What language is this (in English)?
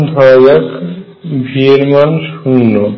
Bangla